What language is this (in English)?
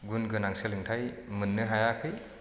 Bodo